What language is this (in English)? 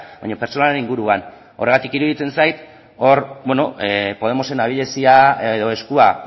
Basque